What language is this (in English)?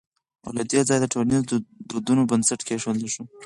Pashto